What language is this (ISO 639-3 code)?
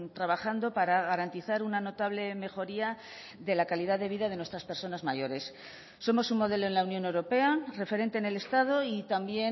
spa